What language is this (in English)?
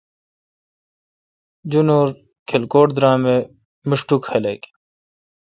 Kalkoti